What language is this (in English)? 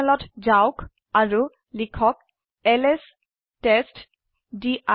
Assamese